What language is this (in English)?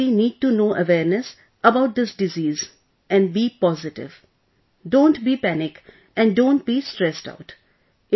English